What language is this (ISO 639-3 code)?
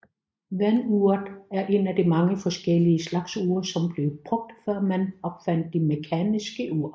dan